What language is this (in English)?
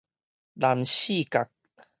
Min Nan Chinese